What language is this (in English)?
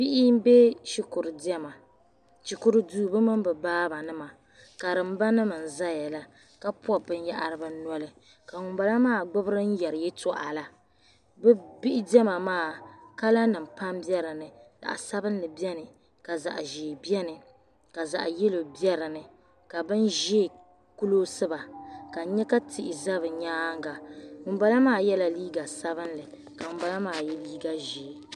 Dagbani